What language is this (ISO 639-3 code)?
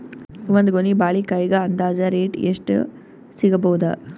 kan